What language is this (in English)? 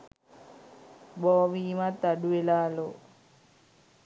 Sinhala